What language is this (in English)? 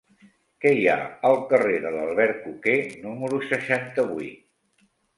Catalan